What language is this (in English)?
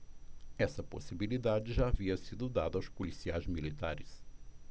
Portuguese